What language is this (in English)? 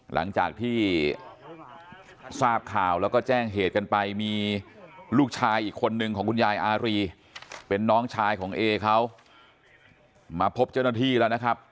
Thai